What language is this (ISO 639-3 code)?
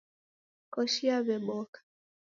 dav